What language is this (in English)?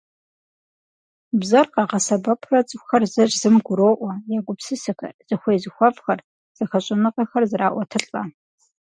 Kabardian